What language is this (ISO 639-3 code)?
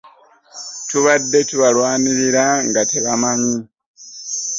lug